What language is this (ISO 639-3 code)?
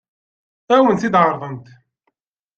kab